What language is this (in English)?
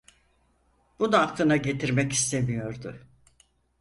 Turkish